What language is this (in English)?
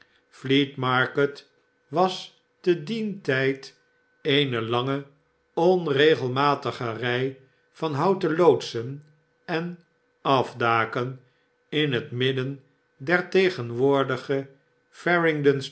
Dutch